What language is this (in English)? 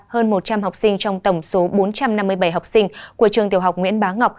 Vietnamese